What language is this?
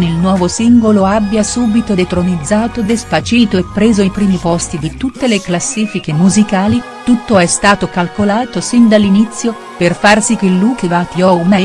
Italian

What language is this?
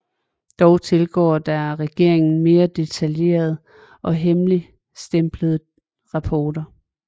Danish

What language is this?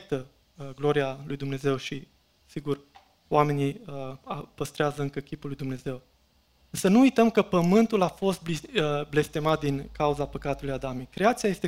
Romanian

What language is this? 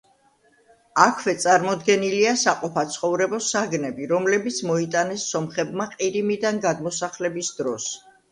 Georgian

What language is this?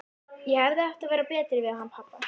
Icelandic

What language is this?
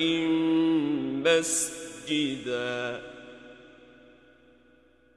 Arabic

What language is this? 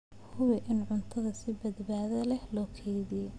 Somali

